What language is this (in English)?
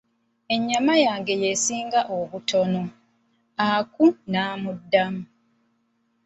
Ganda